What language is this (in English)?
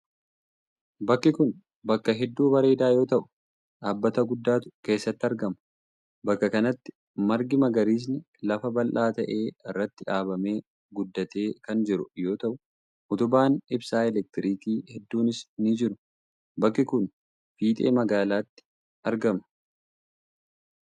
Oromo